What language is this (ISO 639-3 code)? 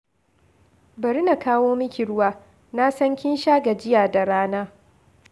hau